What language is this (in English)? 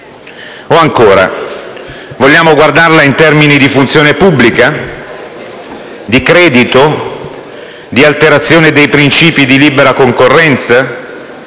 Italian